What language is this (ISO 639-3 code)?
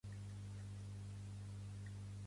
cat